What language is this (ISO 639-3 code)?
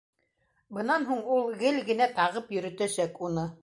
bak